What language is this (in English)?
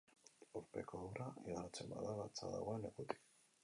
Basque